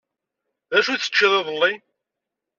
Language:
Kabyle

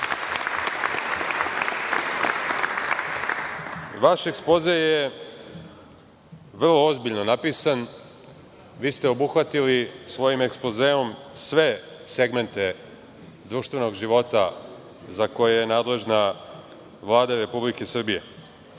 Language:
Serbian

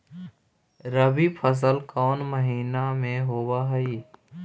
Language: Magahi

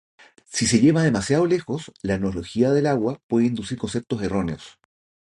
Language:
Spanish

